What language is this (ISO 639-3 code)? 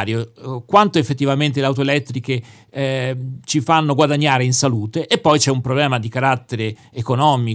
ita